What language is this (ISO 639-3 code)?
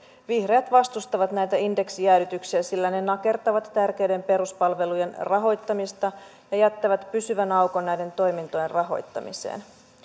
fin